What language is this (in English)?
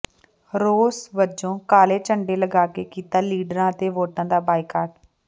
Punjabi